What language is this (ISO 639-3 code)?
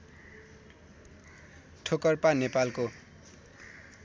nep